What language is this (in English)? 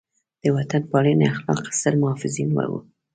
Pashto